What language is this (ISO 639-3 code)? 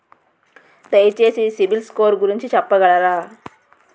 tel